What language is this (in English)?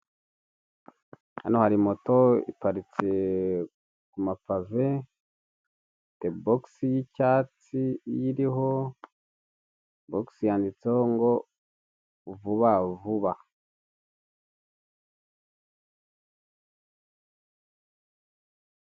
Kinyarwanda